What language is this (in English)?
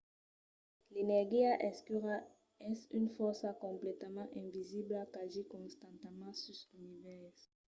Occitan